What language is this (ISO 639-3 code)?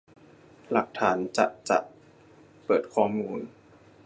tha